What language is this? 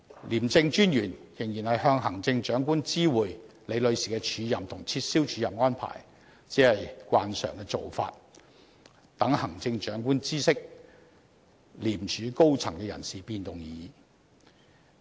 Cantonese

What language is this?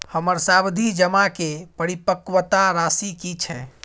Maithili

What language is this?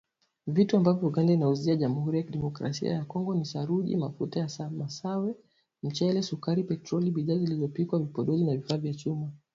Swahili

